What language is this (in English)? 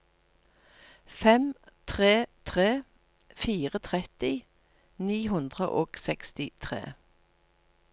Norwegian